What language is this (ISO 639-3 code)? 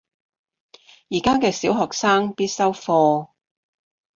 yue